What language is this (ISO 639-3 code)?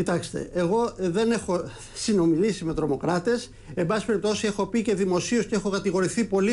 ell